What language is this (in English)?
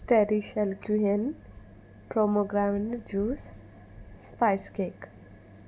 Konkani